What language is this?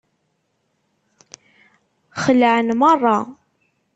Kabyle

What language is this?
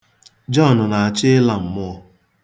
Igbo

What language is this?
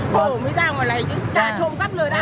Vietnamese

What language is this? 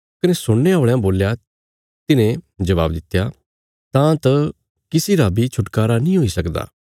Bilaspuri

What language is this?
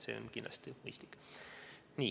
Estonian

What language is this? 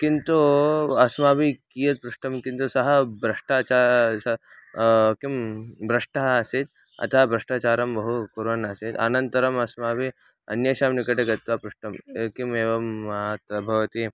Sanskrit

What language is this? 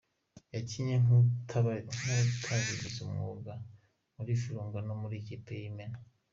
Kinyarwanda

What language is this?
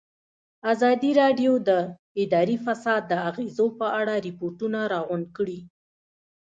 Pashto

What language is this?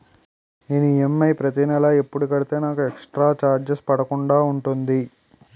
Telugu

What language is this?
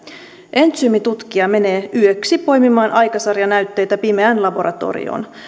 Finnish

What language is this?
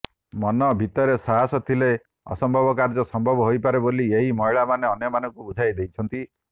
Odia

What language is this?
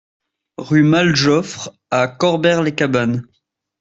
French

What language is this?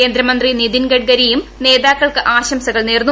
Malayalam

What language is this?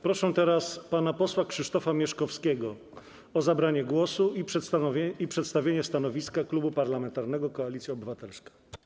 Polish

